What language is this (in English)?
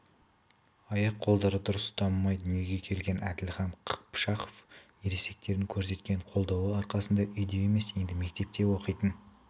Kazakh